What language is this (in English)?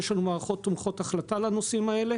Hebrew